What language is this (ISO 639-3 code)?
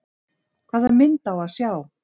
isl